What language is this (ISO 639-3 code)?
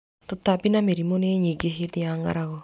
kik